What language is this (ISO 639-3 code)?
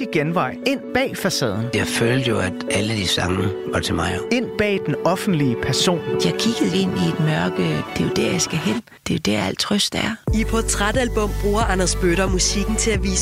dan